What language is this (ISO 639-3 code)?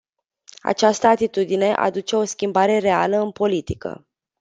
ron